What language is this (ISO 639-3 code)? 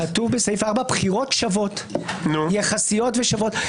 heb